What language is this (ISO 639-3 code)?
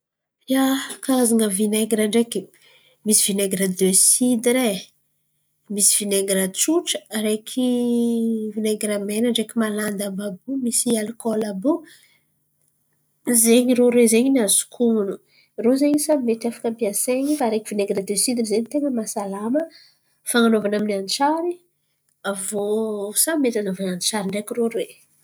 xmv